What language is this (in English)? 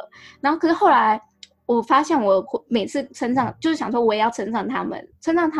Chinese